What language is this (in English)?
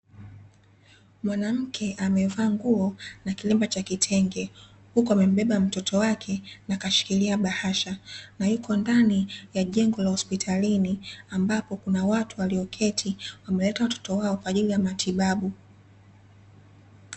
Swahili